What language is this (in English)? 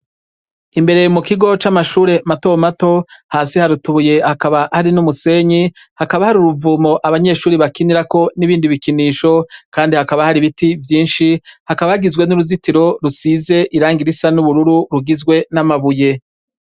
Rundi